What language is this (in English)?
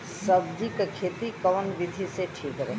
Bhojpuri